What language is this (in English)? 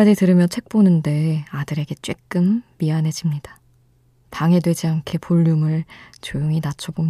Korean